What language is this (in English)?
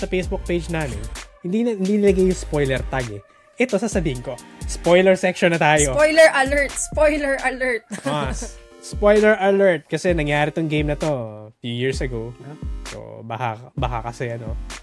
Filipino